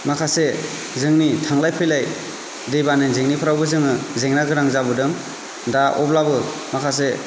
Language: Bodo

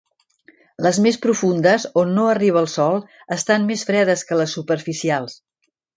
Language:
Catalan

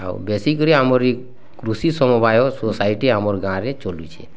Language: Odia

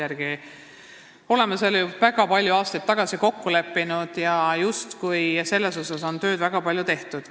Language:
Estonian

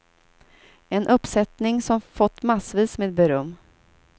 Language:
Swedish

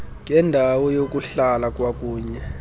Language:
Xhosa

